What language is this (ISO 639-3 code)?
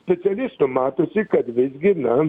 lit